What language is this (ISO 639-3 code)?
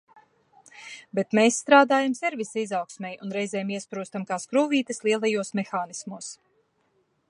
lav